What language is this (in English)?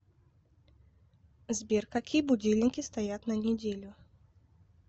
Russian